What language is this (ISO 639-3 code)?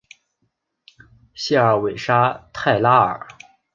zho